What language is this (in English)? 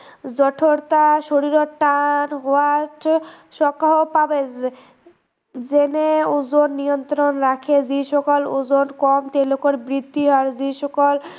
Assamese